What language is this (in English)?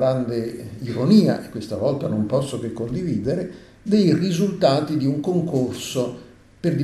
Italian